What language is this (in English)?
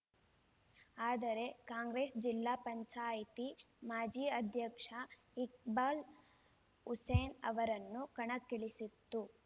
Kannada